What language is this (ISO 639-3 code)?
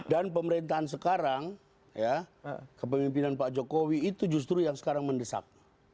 ind